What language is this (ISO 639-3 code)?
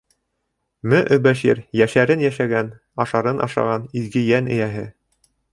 bak